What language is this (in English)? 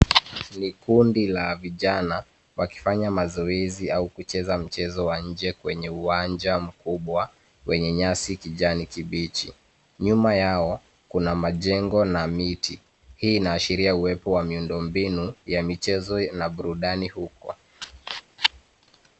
Swahili